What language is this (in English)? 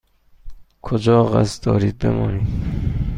Persian